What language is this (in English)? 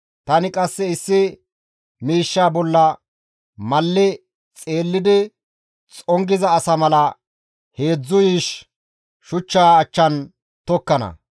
Gamo